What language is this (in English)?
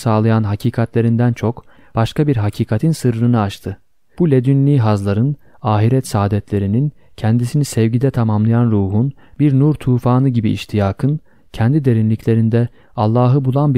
Turkish